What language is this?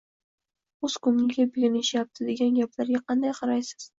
Uzbek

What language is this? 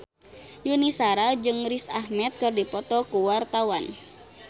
Sundanese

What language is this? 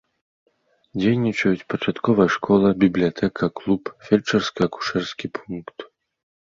Belarusian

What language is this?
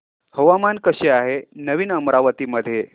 Marathi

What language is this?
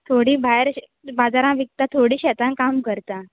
Konkani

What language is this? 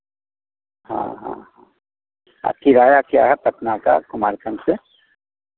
Hindi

